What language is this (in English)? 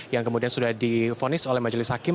Indonesian